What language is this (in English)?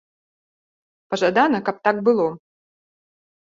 Belarusian